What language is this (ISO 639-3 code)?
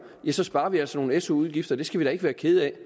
dan